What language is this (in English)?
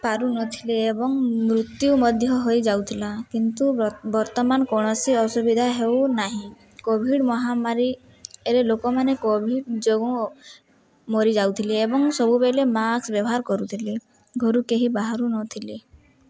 Odia